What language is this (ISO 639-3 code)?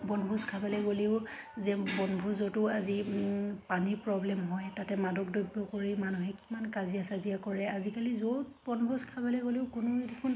asm